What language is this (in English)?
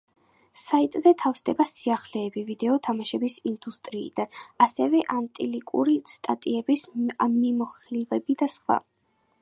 Georgian